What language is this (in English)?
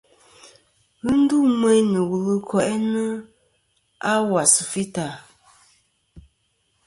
Kom